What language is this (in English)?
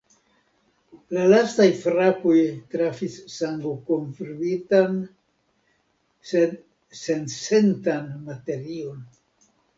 Esperanto